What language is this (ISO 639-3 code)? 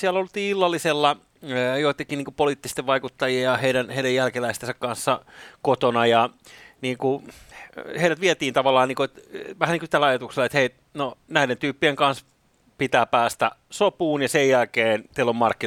fin